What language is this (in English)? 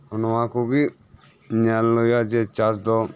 Santali